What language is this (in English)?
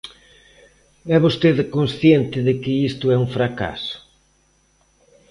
Galician